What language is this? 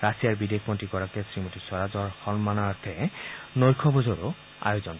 Assamese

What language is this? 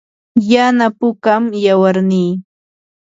Yanahuanca Pasco Quechua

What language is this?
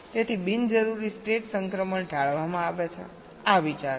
Gujarati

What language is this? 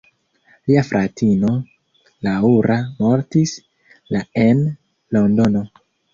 Esperanto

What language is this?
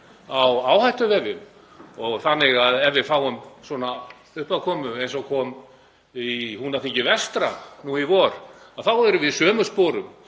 Icelandic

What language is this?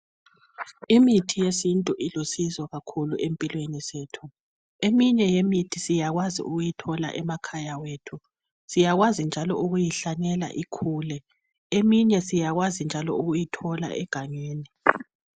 North Ndebele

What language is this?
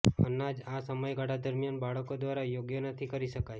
Gujarati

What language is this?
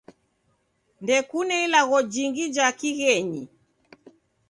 Taita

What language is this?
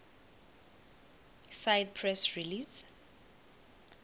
South Ndebele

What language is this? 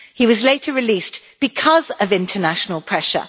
English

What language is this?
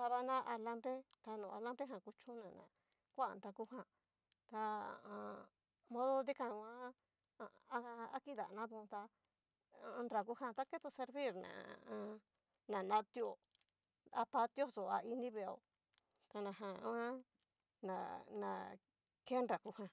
Cacaloxtepec Mixtec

